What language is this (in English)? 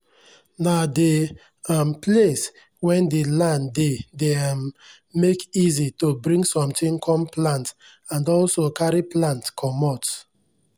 Nigerian Pidgin